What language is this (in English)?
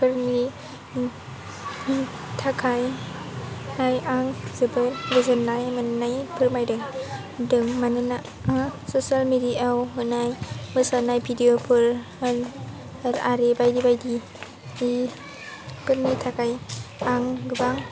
Bodo